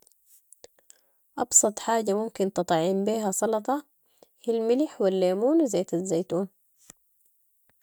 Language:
Sudanese Arabic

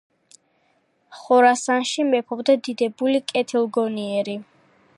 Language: Georgian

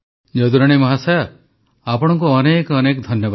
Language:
Odia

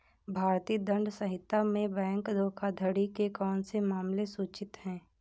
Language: Hindi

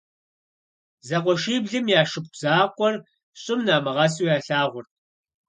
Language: Kabardian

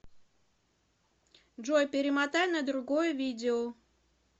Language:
Russian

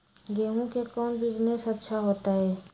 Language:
Magahi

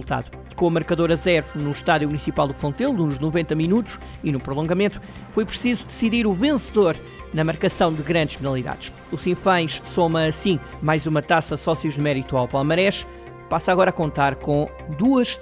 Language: Portuguese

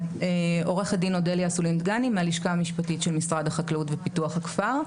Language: Hebrew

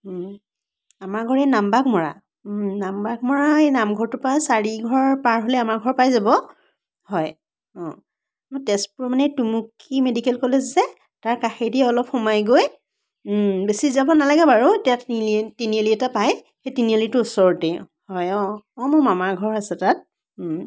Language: Assamese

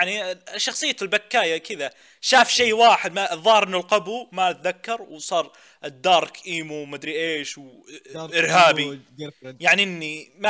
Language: Arabic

